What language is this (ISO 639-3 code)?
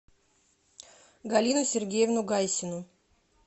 rus